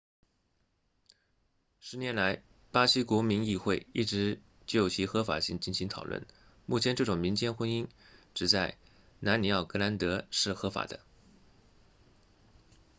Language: Chinese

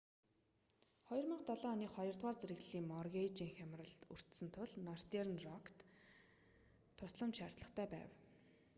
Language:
Mongolian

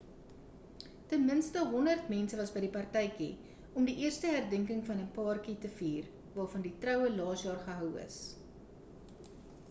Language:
Afrikaans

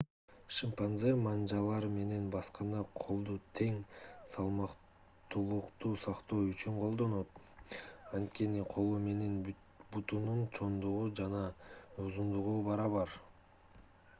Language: Kyrgyz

